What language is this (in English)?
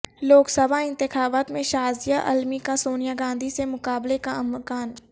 Urdu